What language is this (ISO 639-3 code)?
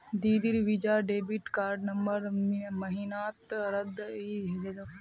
mag